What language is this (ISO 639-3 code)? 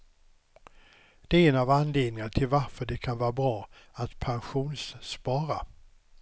swe